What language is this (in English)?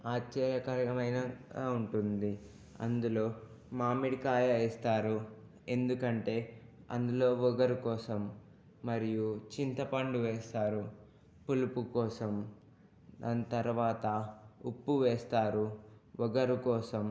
Telugu